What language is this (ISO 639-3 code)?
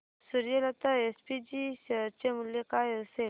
mar